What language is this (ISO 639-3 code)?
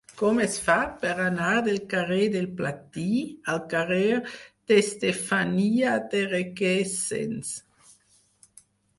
cat